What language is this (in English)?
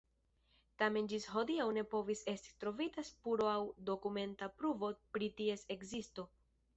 Esperanto